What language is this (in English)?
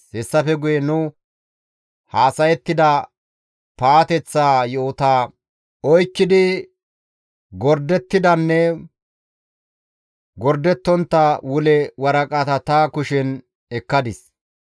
Gamo